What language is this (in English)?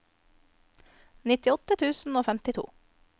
Norwegian